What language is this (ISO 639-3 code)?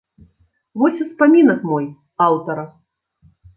bel